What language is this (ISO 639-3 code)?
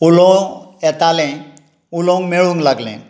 kok